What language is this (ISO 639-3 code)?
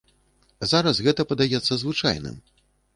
bel